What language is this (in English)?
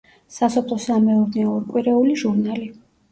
Georgian